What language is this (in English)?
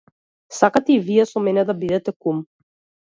Macedonian